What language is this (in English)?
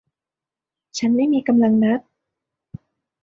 Thai